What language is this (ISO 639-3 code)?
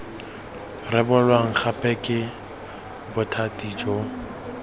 tsn